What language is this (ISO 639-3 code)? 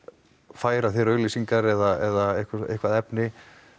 isl